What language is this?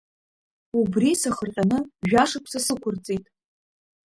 Abkhazian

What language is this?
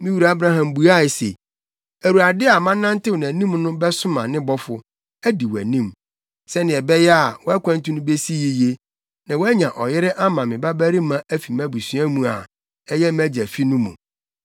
Akan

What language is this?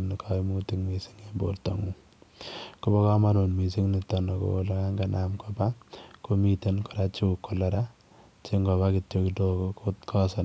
Kalenjin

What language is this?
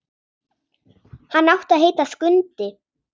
Icelandic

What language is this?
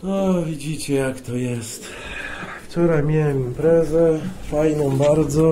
Polish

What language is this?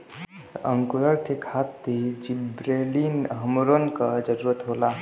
Bhojpuri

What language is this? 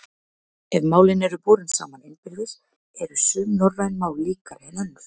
Icelandic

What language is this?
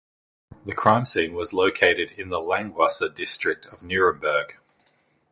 English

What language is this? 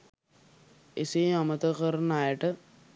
Sinhala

